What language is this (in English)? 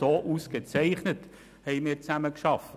Swiss German